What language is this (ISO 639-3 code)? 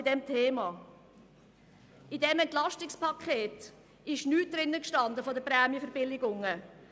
gsw